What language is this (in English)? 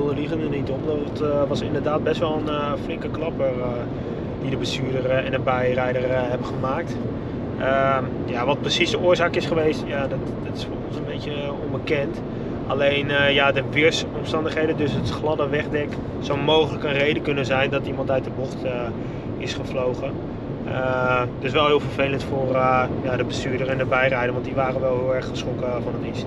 Dutch